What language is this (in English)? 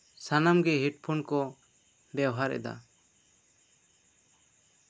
Santali